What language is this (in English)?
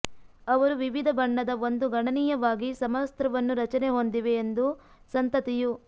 Kannada